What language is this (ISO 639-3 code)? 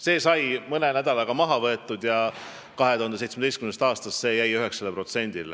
est